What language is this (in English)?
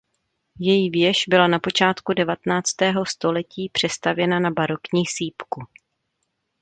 Czech